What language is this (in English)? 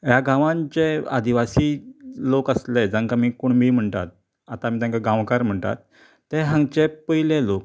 Konkani